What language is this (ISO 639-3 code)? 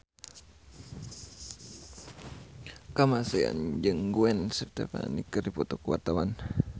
sun